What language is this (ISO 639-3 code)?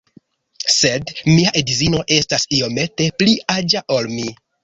epo